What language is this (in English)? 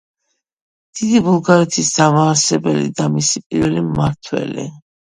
Georgian